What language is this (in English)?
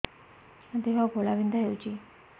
Odia